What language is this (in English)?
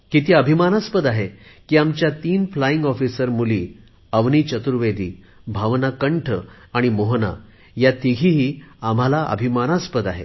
Marathi